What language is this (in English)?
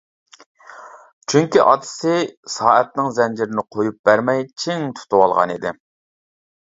Uyghur